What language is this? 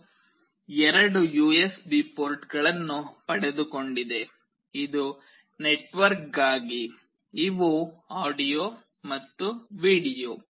Kannada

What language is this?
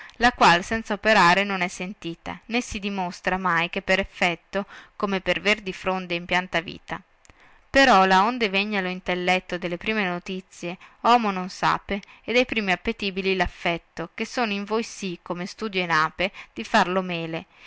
Italian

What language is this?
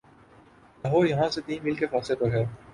Urdu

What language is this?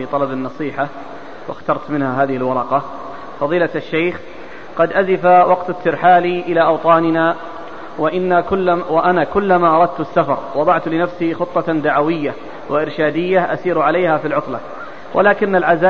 Arabic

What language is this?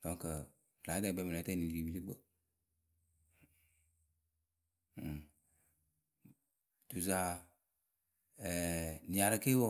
Akebu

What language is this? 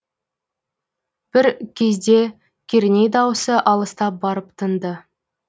Kazakh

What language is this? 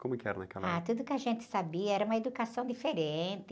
Portuguese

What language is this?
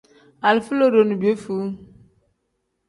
Tem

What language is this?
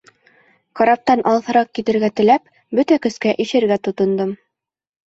Bashkir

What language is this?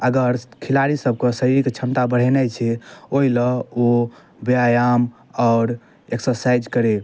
Maithili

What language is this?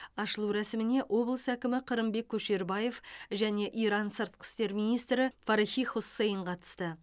Kazakh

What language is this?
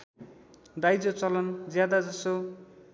Nepali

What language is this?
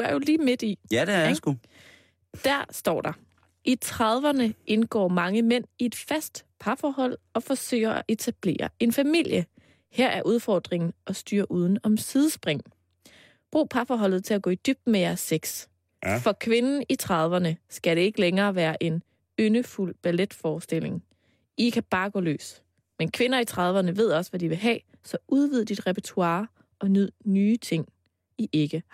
Danish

